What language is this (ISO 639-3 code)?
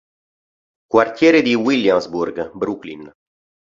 ita